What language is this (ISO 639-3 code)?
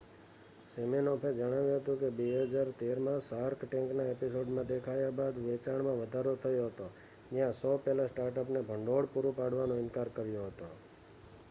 guj